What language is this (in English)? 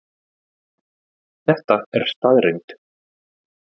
Icelandic